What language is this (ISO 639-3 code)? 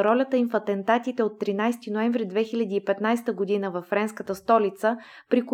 bul